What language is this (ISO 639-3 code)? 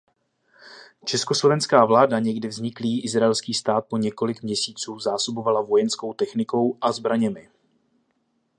ces